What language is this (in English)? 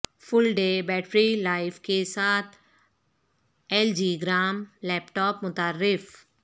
Urdu